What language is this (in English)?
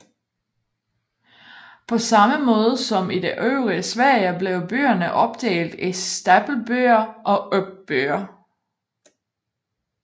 Danish